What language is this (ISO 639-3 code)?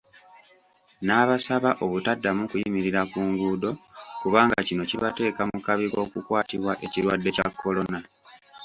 lug